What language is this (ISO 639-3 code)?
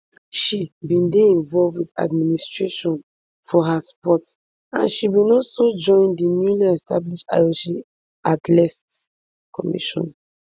pcm